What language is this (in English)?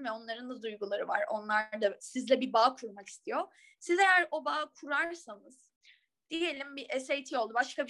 Turkish